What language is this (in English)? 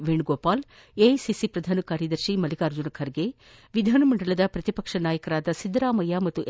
Kannada